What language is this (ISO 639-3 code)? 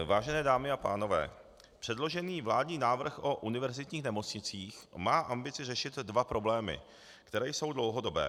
ces